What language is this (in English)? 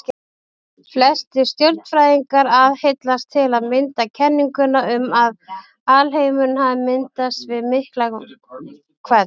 Icelandic